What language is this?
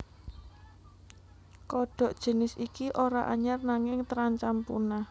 Javanese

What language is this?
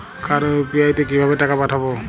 Bangla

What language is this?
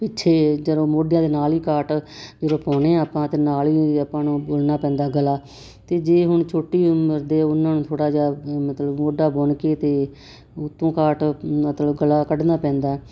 Punjabi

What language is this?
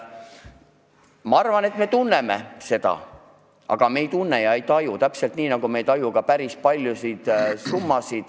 Estonian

